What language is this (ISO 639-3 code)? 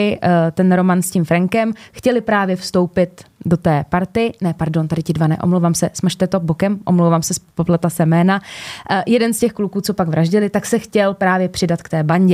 ces